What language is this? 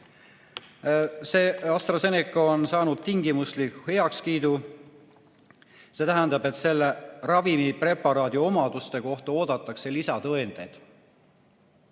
Estonian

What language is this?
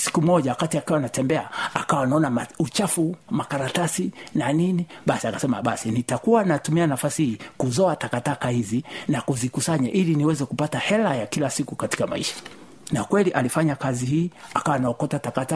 Swahili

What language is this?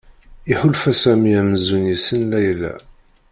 Kabyle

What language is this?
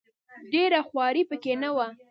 Pashto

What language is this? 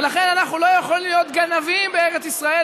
Hebrew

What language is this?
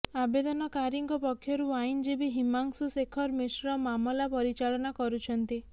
Odia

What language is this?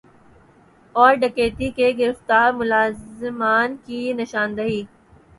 Urdu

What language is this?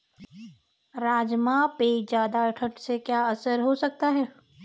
Hindi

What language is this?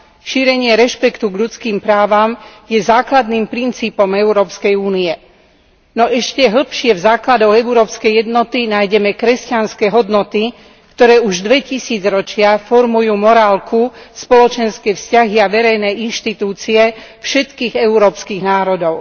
Slovak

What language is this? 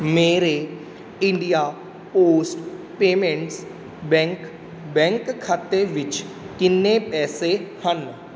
Punjabi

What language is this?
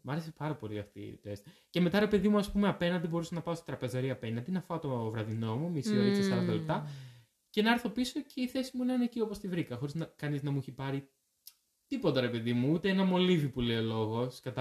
Greek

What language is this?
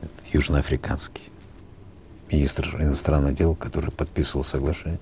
Kazakh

